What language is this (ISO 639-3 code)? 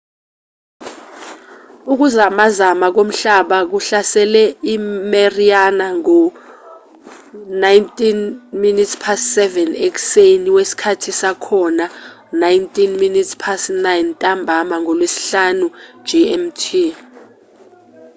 zul